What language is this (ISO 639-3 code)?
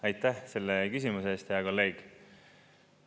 est